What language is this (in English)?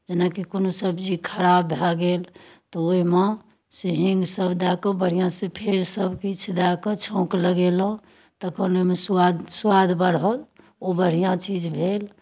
Maithili